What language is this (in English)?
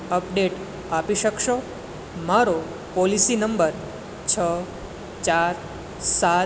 Gujarati